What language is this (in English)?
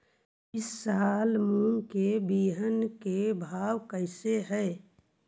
Magahi